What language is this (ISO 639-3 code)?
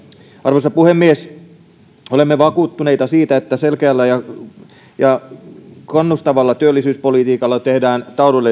fin